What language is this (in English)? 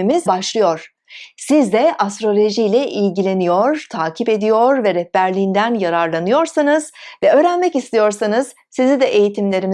Turkish